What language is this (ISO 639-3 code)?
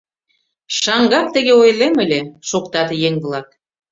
chm